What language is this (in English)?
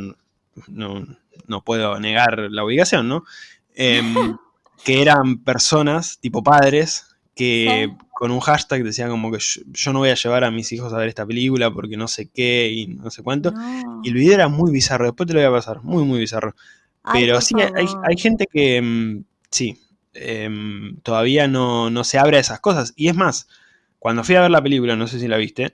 Spanish